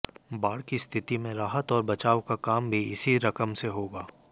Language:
Hindi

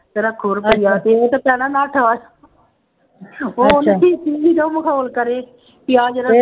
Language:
Punjabi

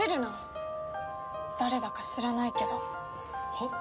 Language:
Japanese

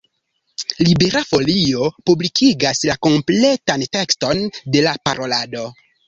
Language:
Esperanto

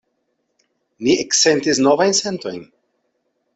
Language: Esperanto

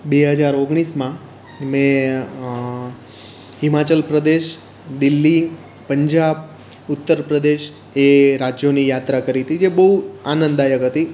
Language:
Gujarati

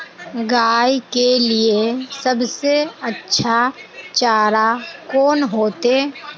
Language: Magahi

